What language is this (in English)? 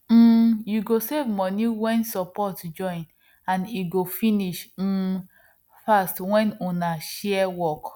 Nigerian Pidgin